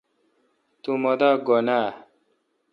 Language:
Kalkoti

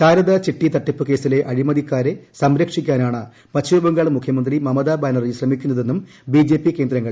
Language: Malayalam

